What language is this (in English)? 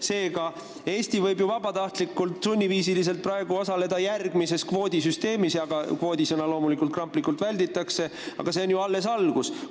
Estonian